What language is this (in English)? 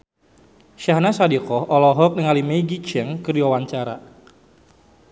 Sundanese